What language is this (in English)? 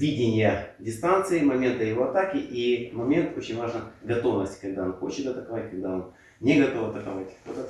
Russian